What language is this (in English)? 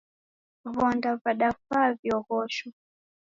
Taita